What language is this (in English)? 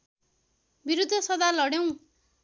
Nepali